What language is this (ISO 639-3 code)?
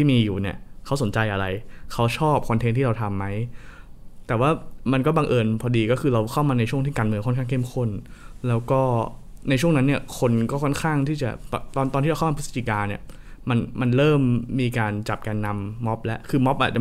tha